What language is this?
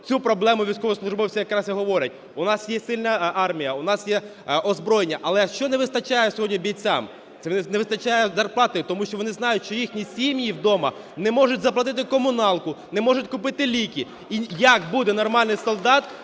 Ukrainian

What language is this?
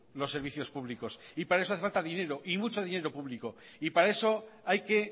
Spanish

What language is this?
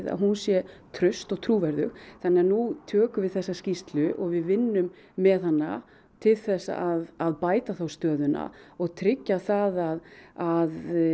Icelandic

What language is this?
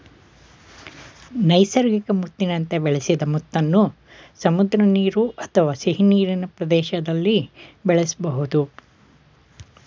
Kannada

